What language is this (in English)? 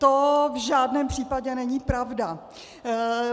Czech